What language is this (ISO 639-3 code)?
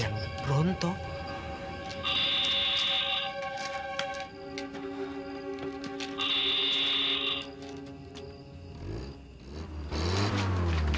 ind